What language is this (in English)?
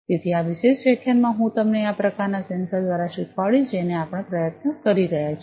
Gujarati